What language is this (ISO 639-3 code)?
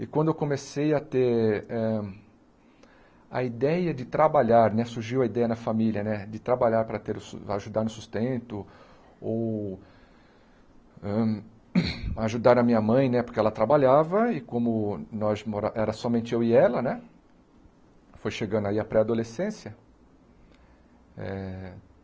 por